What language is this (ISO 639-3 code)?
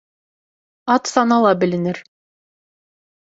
bak